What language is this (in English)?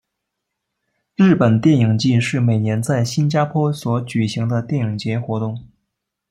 Chinese